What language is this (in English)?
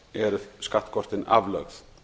Icelandic